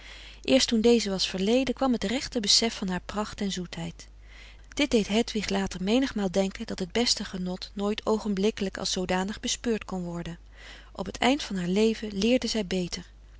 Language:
Dutch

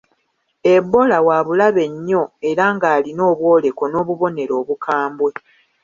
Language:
Ganda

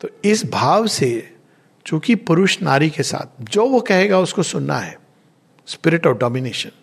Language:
Hindi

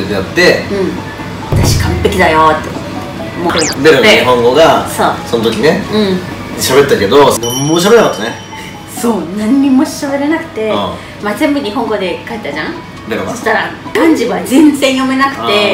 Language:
Japanese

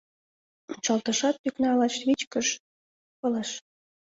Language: Mari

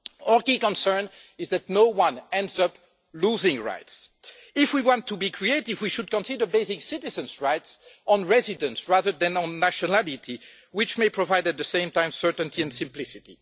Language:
English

